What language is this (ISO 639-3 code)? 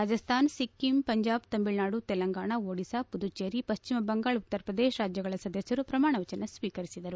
kan